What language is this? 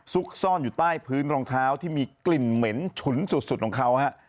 Thai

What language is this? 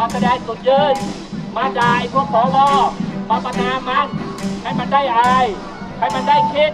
Thai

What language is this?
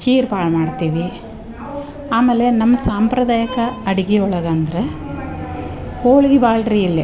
Kannada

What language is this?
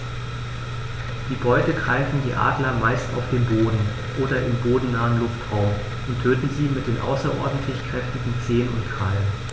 German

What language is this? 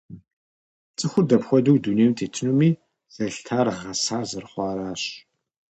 Kabardian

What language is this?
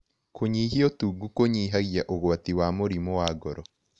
Kikuyu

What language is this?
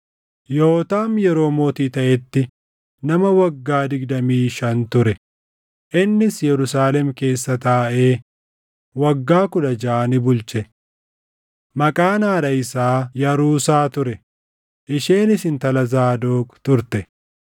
Oromo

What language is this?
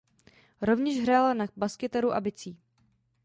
Czech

